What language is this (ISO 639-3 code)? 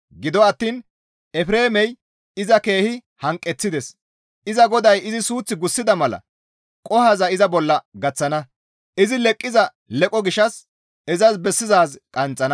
gmv